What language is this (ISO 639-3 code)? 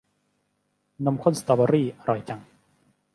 tha